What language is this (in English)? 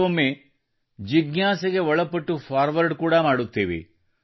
Kannada